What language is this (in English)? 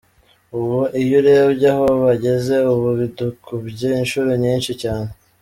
Kinyarwanda